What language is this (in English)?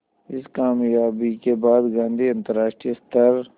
Hindi